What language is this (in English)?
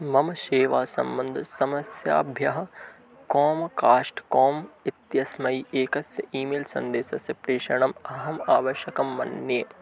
Sanskrit